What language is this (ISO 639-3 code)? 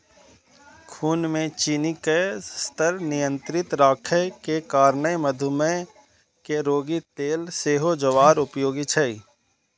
mai